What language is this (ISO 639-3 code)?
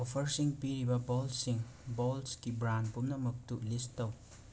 mni